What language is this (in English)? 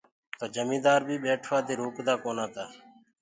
Gurgula